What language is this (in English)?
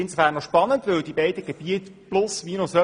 Swiss German